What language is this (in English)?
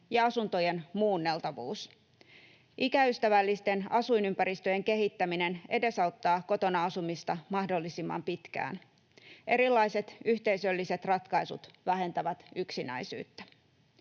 Finnish